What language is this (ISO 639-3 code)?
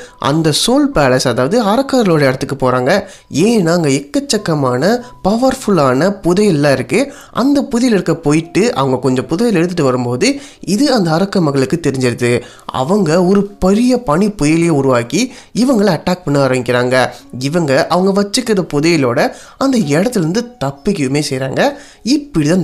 tam